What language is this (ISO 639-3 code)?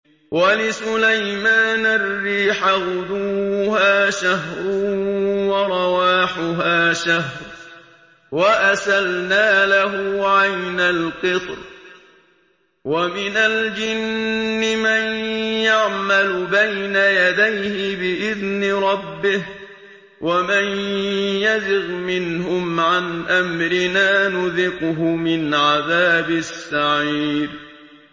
ara